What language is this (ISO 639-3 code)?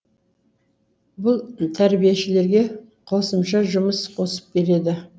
kaz